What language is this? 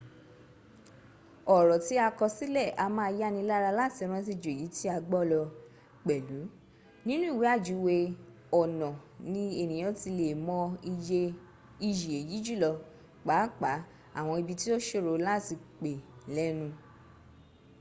Yoruba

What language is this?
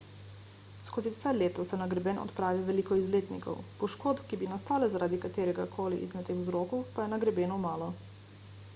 Slovenian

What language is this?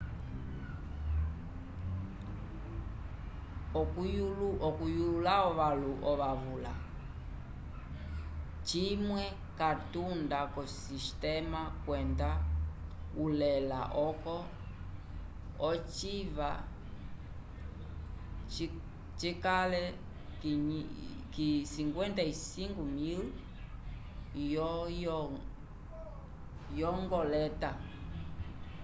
Umbundu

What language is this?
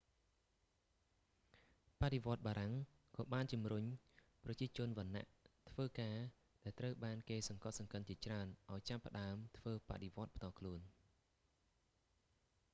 Khmer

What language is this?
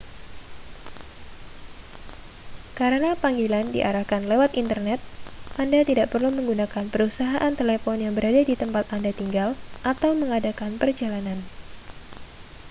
Indonesian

